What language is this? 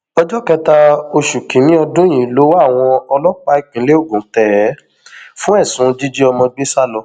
Yoruba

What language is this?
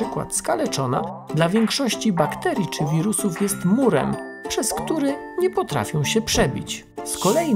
Polish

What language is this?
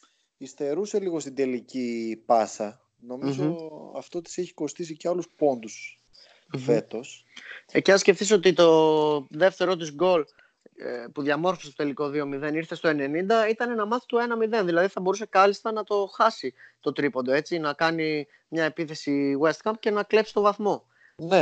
Greek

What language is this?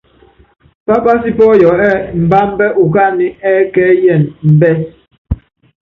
Yangben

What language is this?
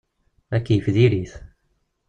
Kabyle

